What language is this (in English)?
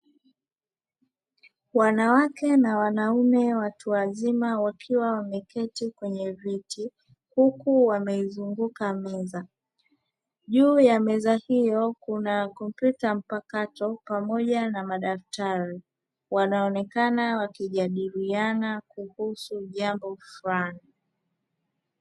Swahili